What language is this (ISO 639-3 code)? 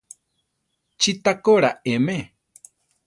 tar